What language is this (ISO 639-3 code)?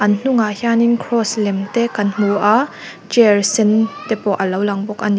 lus